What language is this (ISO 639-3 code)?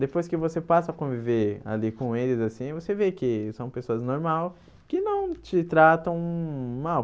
por